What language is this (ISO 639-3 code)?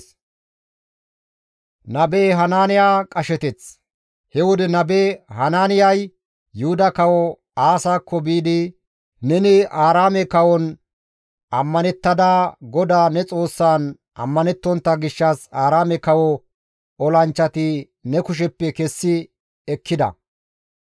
gmv